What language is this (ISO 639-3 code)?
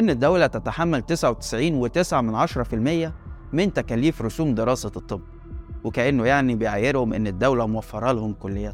ara